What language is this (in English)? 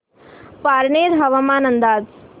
Marathi